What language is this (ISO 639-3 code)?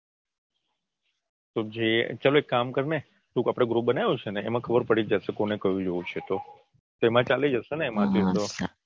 guj